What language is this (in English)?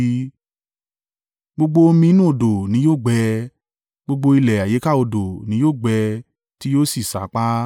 Yoruba